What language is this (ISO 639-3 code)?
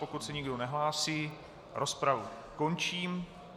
ces